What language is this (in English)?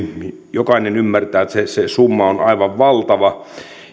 Finnish